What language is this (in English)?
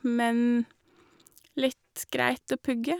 Norwegian